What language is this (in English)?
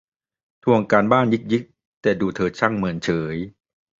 Thai